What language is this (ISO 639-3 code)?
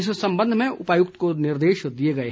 hin